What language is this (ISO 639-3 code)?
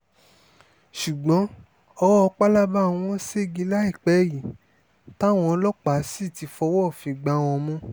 yor